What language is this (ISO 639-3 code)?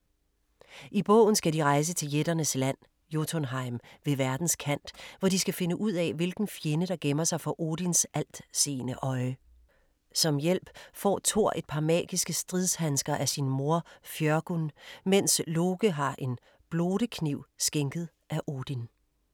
dan